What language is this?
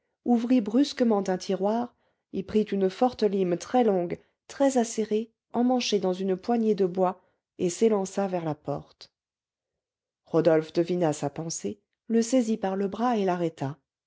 French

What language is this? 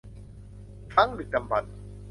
Thai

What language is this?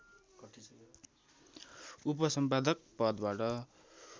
Nepali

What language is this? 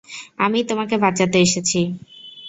Bangla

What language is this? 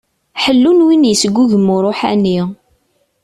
Kabyle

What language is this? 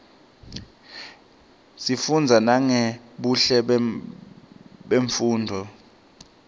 Swati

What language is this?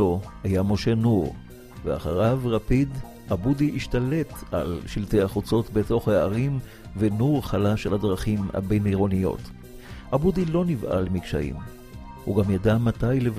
Hebrew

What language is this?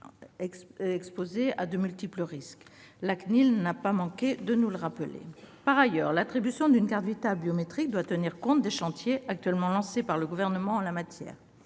French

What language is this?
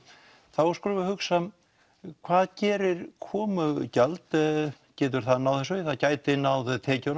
Icelandic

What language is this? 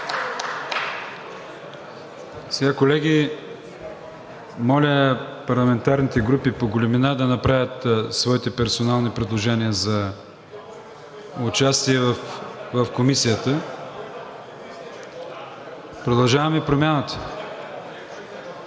Bulgarian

